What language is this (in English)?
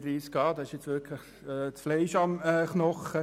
Swiss German